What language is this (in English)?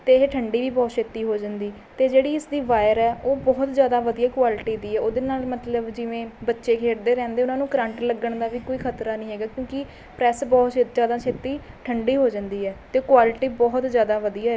Punjabi